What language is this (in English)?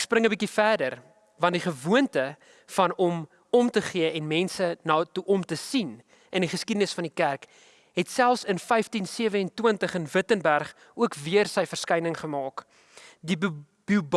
Dutch